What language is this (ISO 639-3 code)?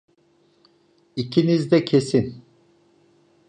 tur